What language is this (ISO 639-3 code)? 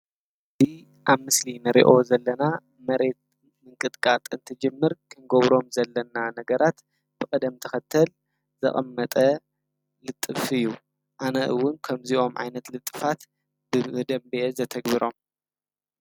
tir